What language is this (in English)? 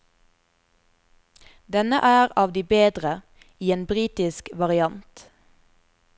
Norwegian